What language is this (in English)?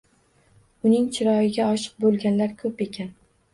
Uzbek